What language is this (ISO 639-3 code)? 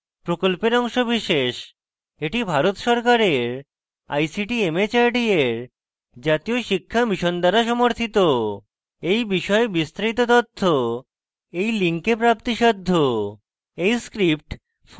ben